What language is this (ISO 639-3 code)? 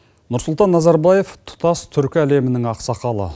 kaz